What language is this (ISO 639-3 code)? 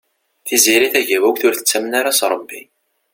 kab